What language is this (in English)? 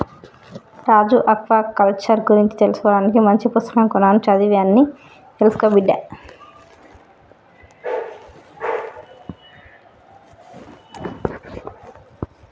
Telugu